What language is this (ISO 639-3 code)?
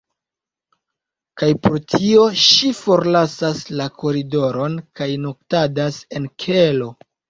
epo